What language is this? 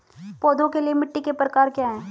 Hindi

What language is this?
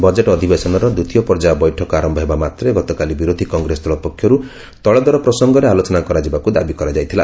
Odia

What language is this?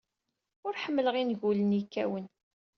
Kabyle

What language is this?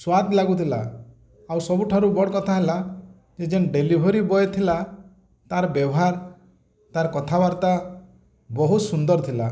Odia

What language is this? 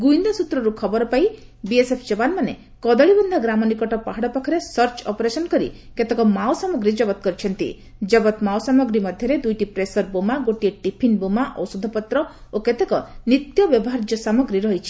Odia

